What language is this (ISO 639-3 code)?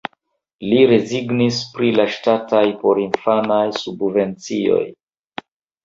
epo